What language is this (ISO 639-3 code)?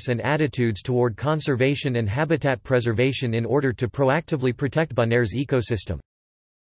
eng